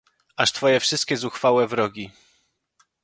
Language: Polish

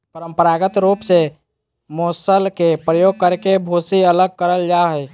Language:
Magahi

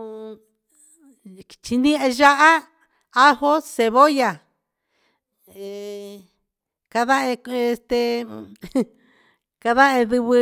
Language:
Huitepec Mixtec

